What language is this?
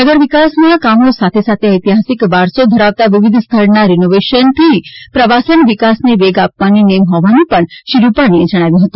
Gujarati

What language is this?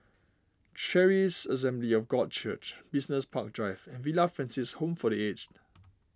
English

